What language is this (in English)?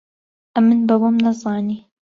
Central Kurdish